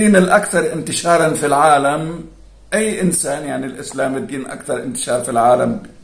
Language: Arabic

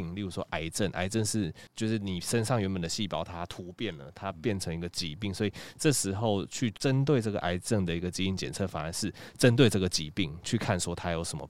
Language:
Chinese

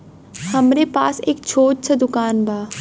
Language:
Bhojpuri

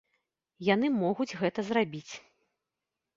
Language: Belarusian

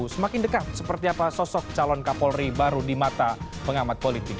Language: Indonesian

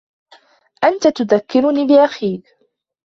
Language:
Arabic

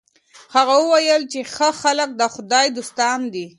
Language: Pashto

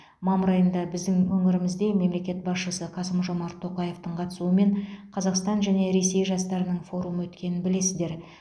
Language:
Kazakh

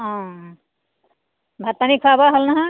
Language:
Assamese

